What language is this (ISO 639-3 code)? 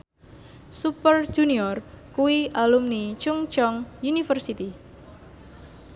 jav